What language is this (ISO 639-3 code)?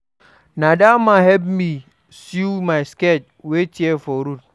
pcm